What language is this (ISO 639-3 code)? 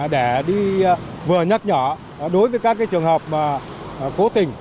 vie